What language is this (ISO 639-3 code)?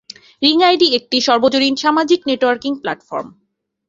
ben